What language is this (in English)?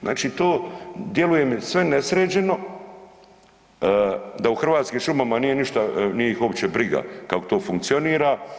Croatian